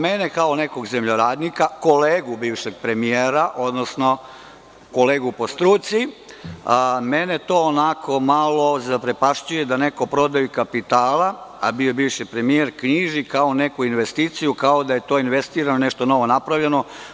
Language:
Serbian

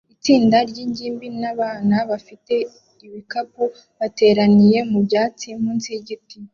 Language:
Kinyarwanda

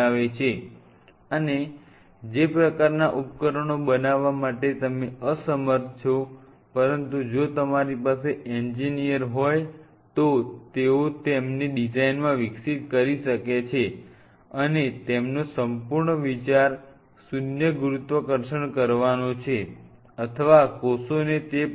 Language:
Gujarati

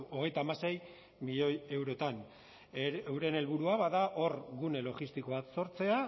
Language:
Basque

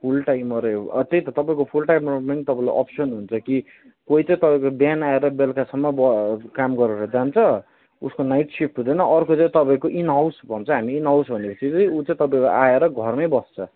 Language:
Nepali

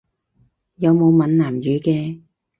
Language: Cantonese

